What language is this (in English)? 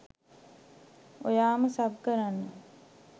Sinhala